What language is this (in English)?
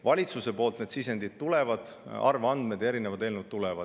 Estonian